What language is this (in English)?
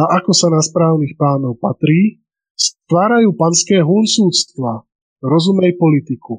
Slovak